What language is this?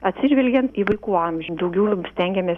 Lithuanian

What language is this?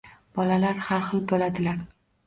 Uzbek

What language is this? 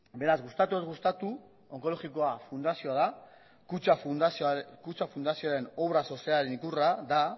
Basque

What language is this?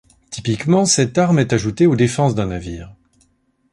French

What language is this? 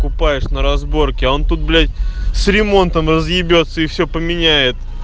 Russian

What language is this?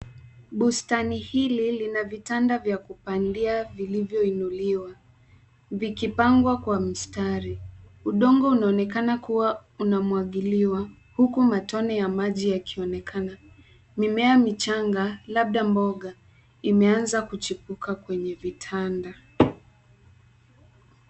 Swahili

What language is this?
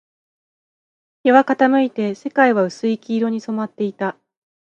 Japanese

